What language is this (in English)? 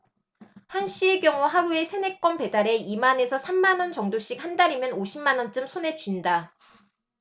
Korean